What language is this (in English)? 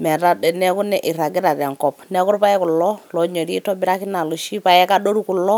Masai